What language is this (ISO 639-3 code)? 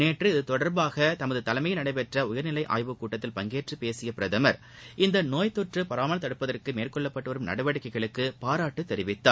tam